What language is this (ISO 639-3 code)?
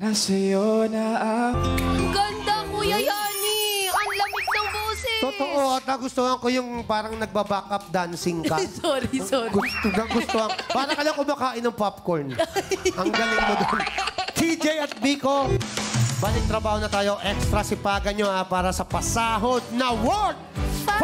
fil